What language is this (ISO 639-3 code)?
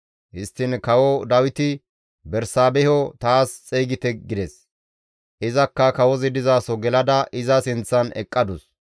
gmv